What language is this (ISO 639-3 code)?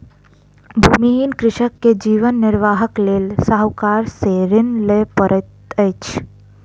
mai